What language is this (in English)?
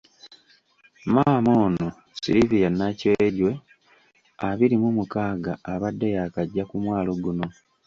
Ganda